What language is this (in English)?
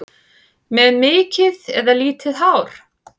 Icelandic